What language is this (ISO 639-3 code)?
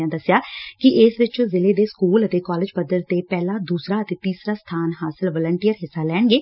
pan